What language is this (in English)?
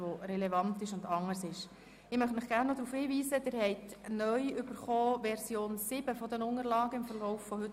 Swiss German